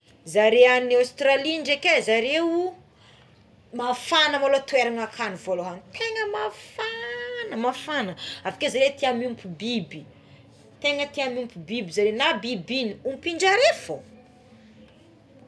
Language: Tsimihety Malagasy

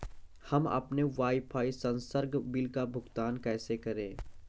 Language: Hindi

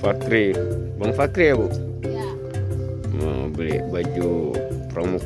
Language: Indonesian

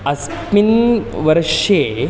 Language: Sanskrit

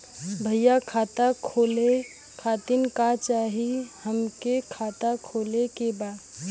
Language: Bhojpuri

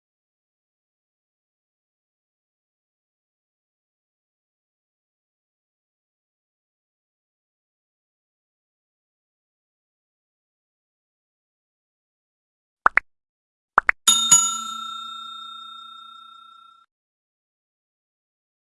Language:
Indonesian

